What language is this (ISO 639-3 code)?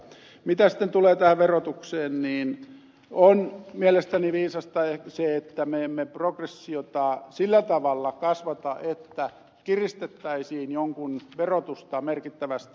fin